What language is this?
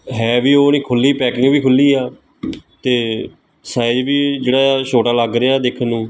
Punjabi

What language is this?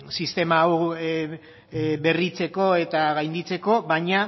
Basque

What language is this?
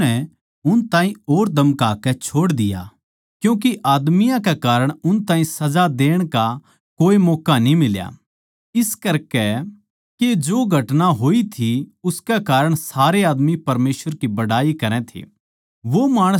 Haryanvi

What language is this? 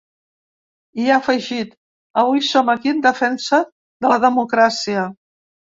Catalan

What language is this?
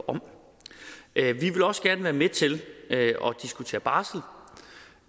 Danish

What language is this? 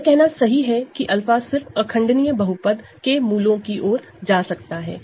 Hindi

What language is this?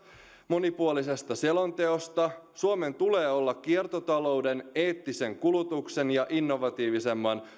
Finnish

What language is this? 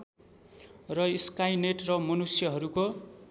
Nepali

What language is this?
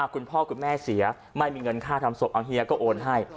Thai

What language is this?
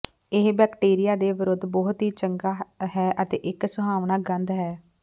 Punjabi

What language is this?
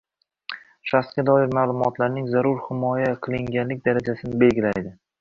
Uzbek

